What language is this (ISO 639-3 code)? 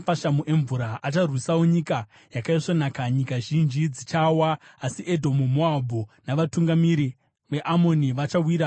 sna